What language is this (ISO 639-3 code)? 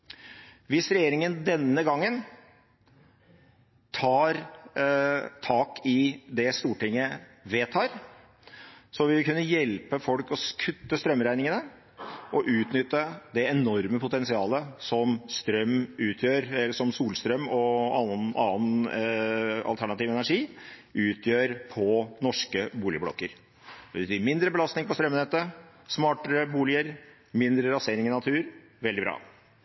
nob